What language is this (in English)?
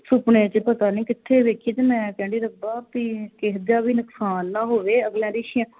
Punjabi